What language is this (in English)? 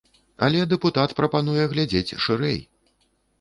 Belarusian